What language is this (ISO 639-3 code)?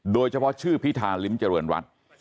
tha